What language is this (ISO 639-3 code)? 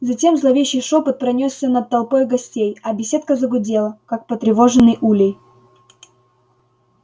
rus